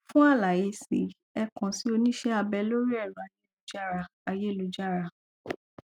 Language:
Yoruba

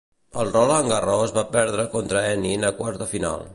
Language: Catalan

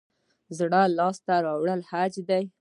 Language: Pashto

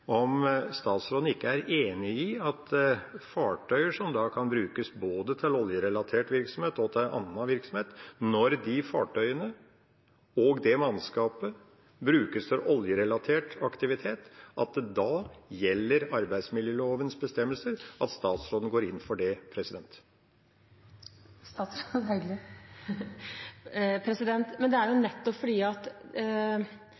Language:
Norwegian Bokmål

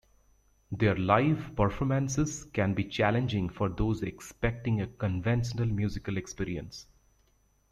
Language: English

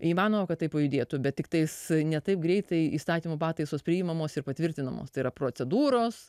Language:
Lithuanian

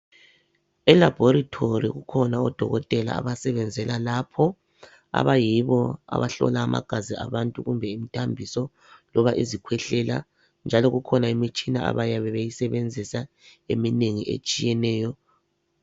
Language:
North Ndebele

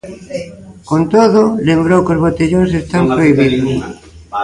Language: Galician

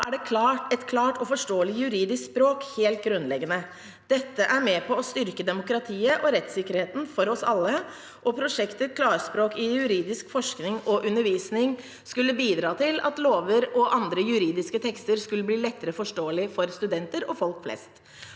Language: Norwegian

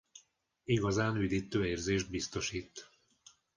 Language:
Hungarian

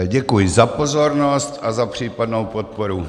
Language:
Czech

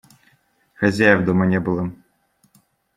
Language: Russian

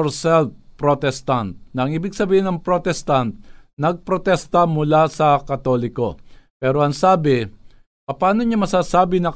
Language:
Filipino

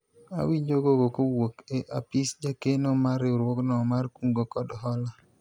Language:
Luo (Kenya and Tanzania)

